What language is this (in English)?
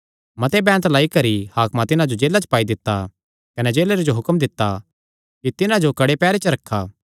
Kangri